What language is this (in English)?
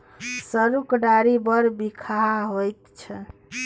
Maithili